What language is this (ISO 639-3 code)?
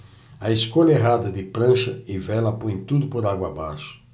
por